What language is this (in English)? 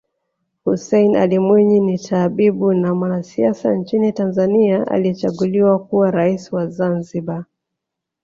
Swahili